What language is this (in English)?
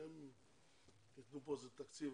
Hebrew